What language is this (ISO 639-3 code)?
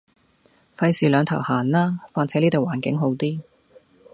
yue